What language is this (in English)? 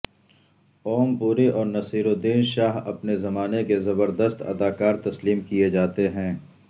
Urdu